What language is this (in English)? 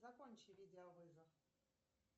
Russian